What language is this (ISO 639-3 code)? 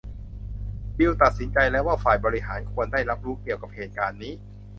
tha